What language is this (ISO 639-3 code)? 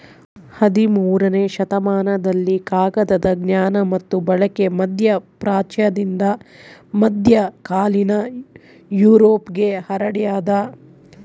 kan